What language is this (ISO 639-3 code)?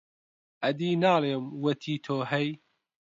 ckb